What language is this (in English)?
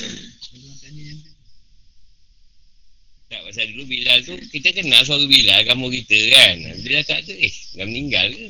Malay